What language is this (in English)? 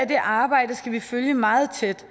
Danish